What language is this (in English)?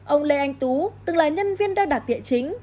Vietnamese